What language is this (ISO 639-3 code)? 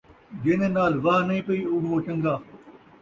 skr